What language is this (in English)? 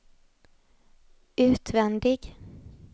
Swedish